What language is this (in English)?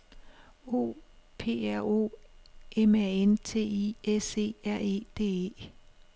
Danish